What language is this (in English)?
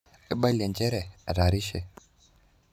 Masai